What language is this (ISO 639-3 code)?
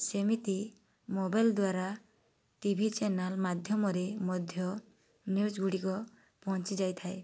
ori